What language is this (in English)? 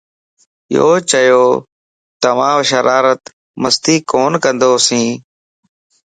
Lasi